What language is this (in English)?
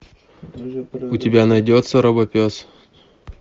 Russian